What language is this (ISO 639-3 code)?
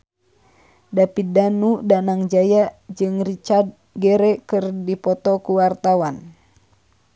sun